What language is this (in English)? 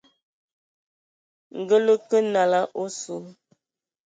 Ewondo